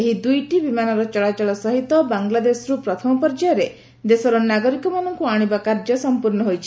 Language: Odia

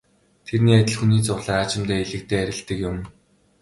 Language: Mongolian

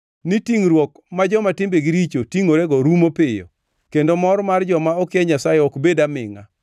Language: Luo (Kenya and Tanzania)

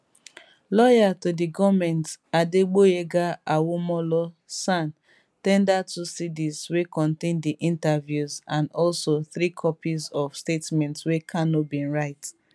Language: Nigerian Pidgin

